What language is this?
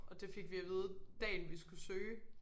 Danish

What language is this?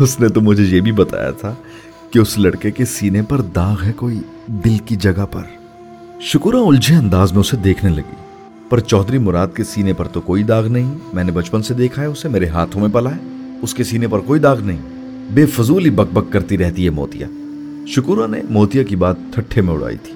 Urdu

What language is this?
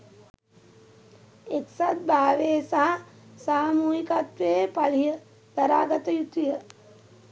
Sinhala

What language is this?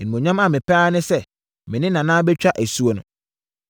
Akan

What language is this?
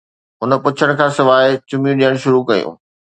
Sindhi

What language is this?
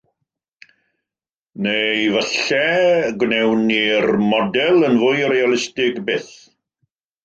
Welsh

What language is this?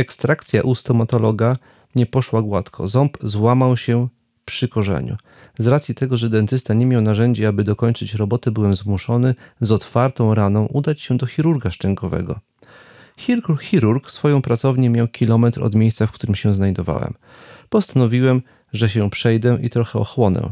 Polish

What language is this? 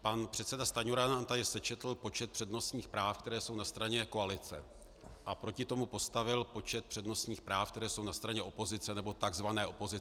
Czech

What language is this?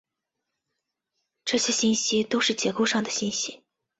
Chinese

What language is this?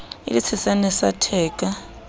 Southern Sotho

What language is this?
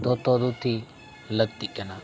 Santali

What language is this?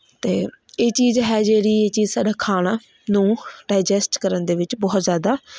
Punjabi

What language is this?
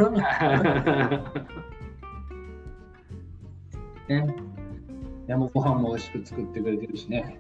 Japanese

